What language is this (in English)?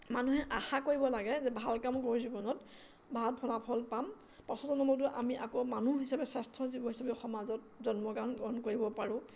Assamese